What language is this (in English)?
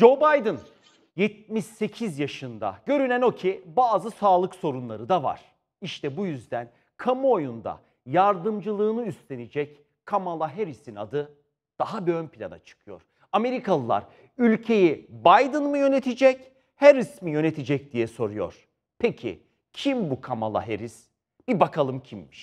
Turkish